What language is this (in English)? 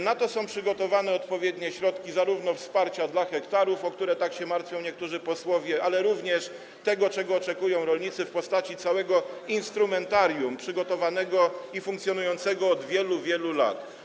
Polish